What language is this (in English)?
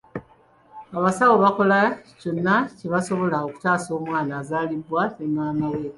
Ganda